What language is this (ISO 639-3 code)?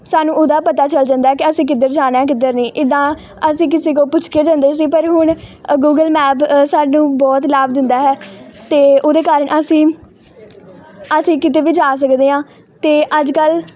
pan